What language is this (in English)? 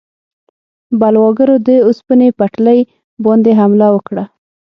Pashto